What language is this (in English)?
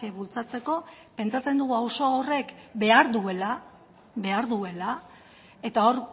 Basque